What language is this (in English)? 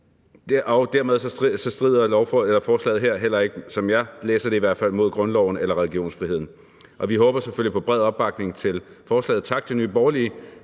Danish